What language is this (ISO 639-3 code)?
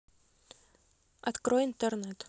rus